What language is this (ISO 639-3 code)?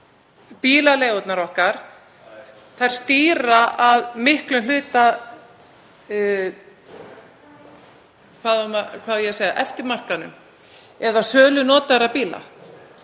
isl